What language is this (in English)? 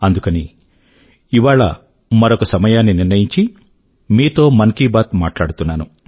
Telugu